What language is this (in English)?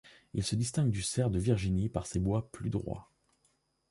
French